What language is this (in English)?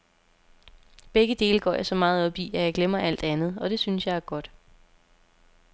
Danish